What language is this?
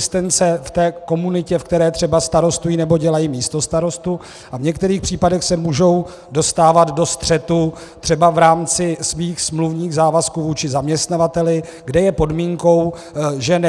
Czech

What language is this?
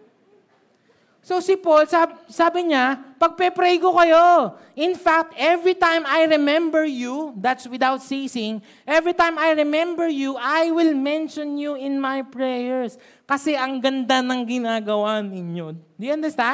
Filipino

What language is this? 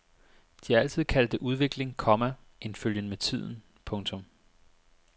Danish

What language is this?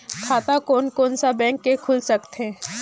Chhattisgarhi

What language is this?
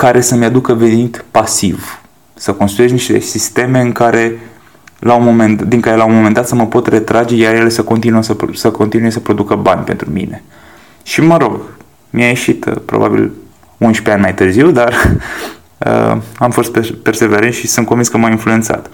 Romanian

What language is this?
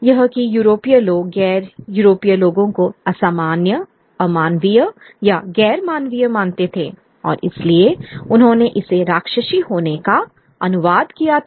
Hindi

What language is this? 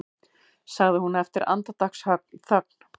Icelandic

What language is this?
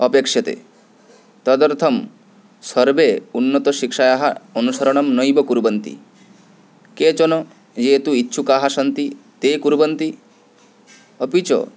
Sanskrit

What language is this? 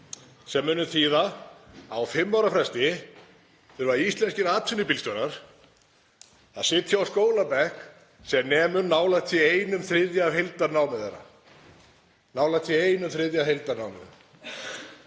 Icelandic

